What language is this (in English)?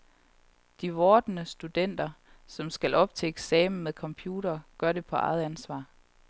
Danish